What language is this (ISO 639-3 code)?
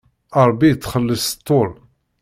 kab